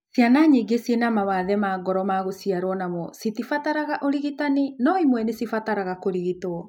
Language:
Kikuyu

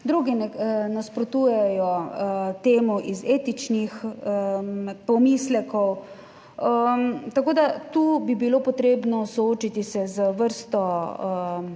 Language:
Slovenian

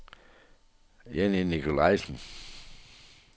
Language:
Danish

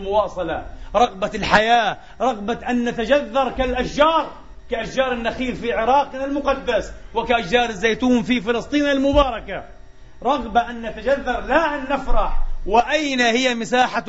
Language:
Arabic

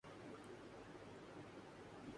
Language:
Urdu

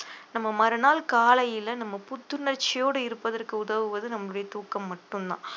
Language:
Tamil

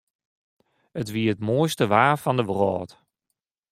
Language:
Western Frisian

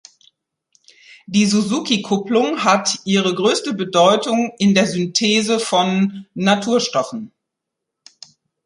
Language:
German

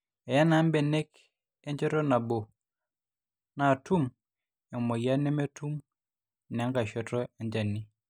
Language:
Masai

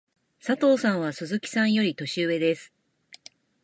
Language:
Japanese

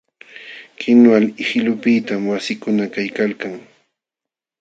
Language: Jauja Wanca Quechua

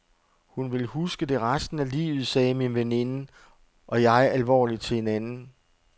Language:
Danish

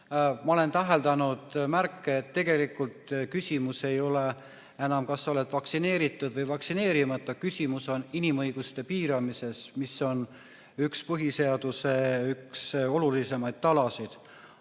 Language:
Estonian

